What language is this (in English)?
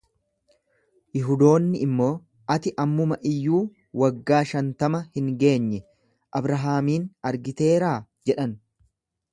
Oromo